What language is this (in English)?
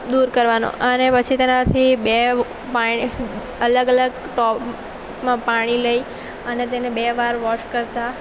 Gujarati